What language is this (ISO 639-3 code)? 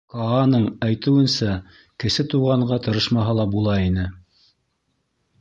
bak